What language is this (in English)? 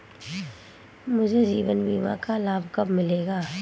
Hindi